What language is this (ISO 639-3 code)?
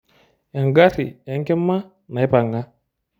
mas